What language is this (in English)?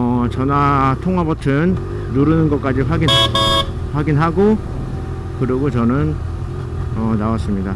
Korean